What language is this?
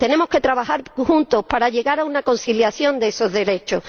Spanish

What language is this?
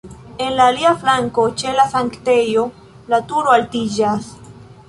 Esperanto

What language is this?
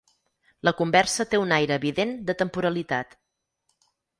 Catalan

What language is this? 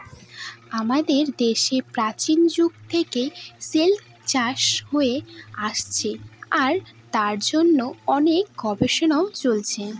Bangla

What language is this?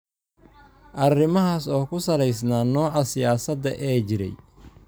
Somali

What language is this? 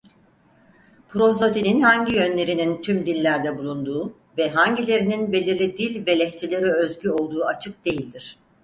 Turkish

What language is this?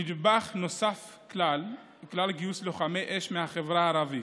Hebrew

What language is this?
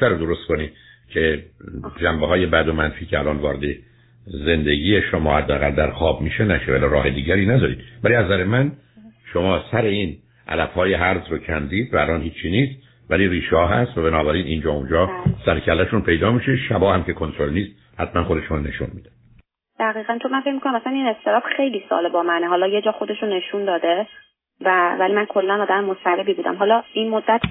Persian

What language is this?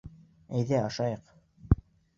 Bashkir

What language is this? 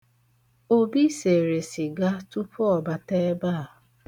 Igbo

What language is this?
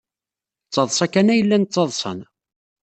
Kabyle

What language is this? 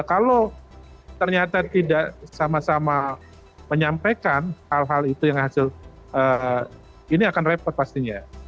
Indonesian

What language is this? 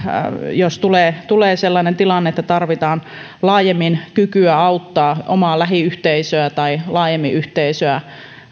Finnish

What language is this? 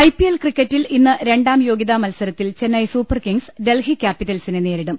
Malayalam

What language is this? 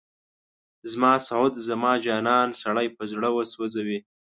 Pashto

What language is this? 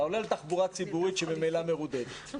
Hebrew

